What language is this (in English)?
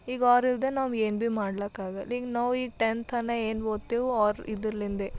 Kannada